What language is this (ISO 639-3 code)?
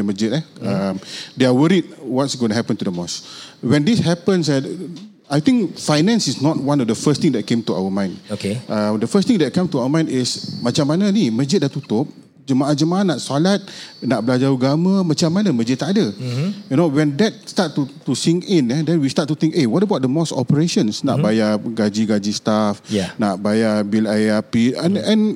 msa